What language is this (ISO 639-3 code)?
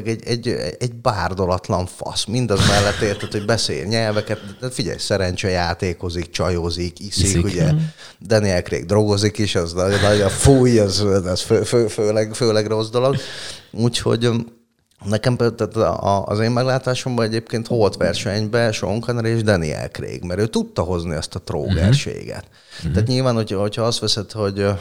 hun